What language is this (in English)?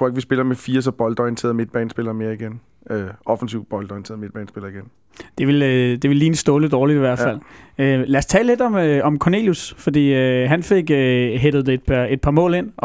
Danish